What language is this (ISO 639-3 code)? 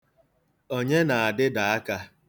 ibo